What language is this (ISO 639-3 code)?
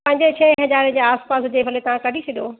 snd